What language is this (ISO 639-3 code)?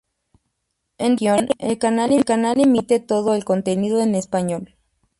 spa